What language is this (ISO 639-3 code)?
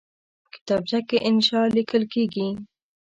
pus